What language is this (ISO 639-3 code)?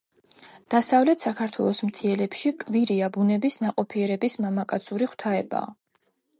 kat